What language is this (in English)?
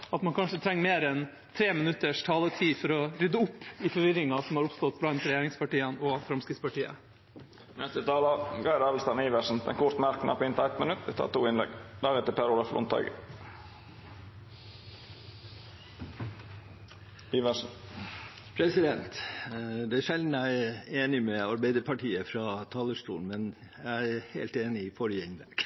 Norwegian